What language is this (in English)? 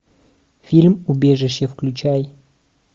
Russian